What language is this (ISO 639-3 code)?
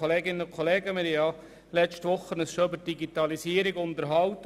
gsw